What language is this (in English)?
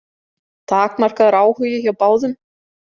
Icelandic